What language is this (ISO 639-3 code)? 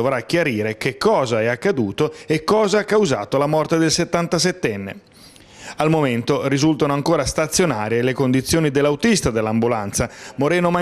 ita